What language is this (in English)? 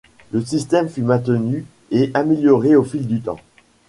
French